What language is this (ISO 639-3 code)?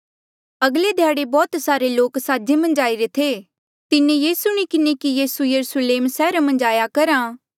mjl